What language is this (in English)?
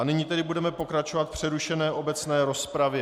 Czech